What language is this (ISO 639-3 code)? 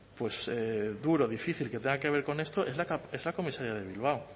spa